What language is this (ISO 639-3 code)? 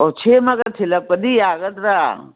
mni